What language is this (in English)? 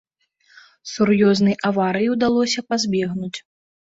Belarusian